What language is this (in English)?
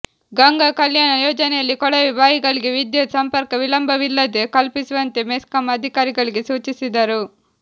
Kannada